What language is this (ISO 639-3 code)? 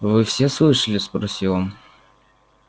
rus